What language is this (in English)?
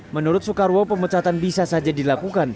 Indonesian